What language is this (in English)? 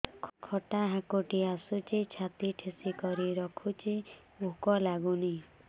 Odia